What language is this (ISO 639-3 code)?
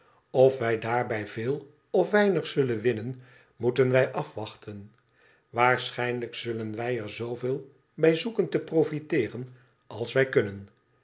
nld